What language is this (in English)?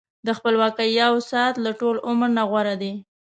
Pashto